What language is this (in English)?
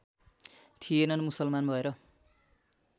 Nepali